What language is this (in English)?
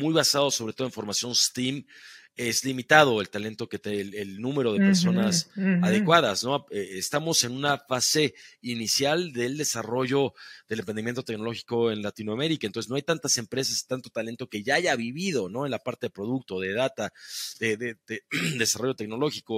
Spanish